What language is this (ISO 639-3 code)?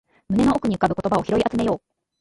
jpn